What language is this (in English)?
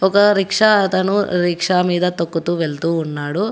Telugu